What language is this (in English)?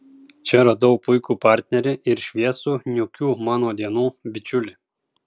Lithuanian